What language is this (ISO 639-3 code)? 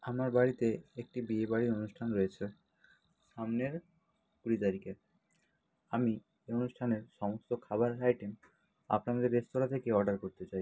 ben